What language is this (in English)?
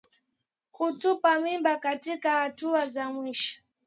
Swahili